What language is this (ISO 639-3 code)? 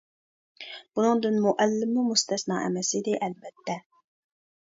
uig